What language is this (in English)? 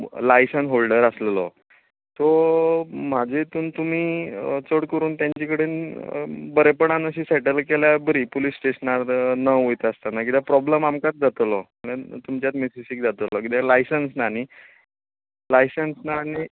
Konkani